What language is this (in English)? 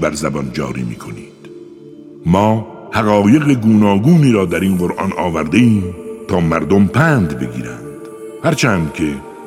Persian